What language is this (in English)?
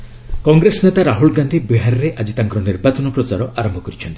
Odia